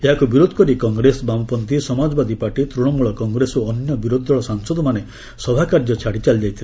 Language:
Odia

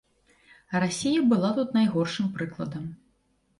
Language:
Belarusian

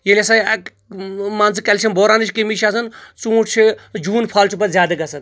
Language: Kashmiri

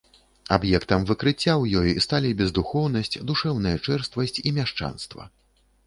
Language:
Belarusian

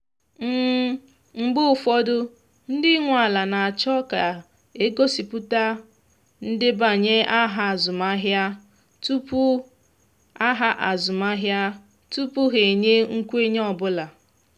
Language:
Igbo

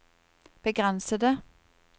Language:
Norwegian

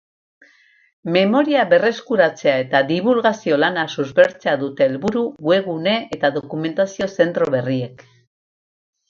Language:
Basque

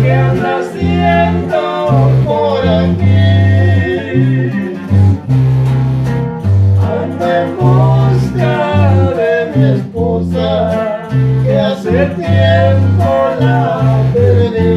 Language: Spanish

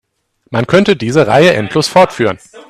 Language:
German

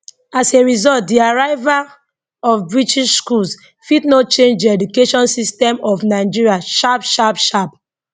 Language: Nigerian Pidgin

